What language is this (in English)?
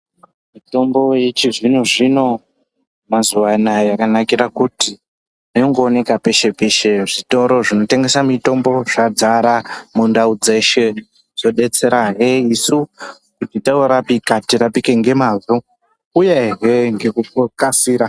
Ndau